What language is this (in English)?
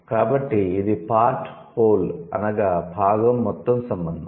Telugu